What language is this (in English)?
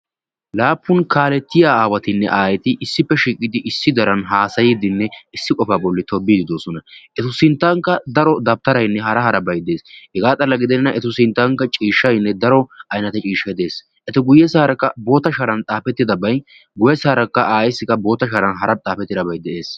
Wolaytta